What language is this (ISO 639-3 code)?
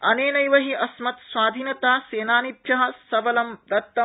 san